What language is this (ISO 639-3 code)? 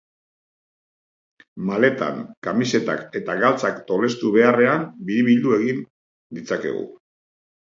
eus